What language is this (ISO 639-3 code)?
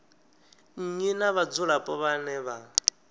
ven